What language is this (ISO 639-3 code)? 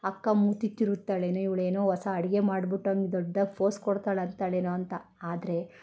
kan